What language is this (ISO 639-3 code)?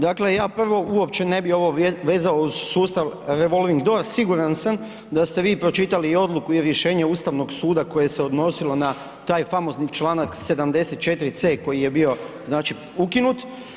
hrv